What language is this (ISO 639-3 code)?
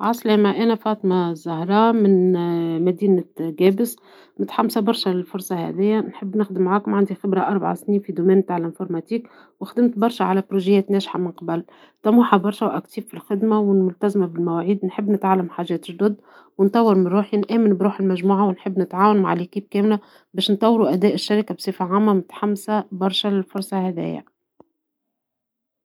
aeb